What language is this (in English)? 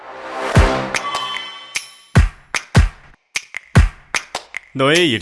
Korean